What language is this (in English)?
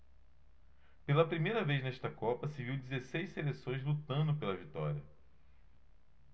Portuguese